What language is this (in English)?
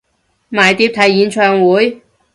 Cantonese